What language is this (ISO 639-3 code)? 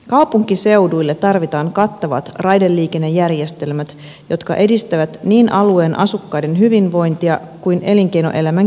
fin